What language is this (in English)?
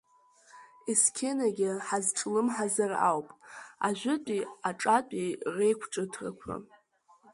Abkhazian